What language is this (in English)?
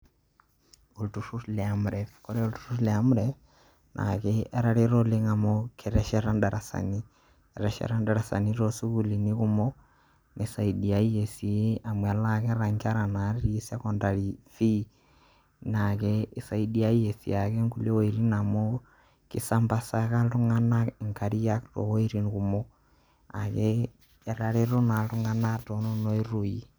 Masai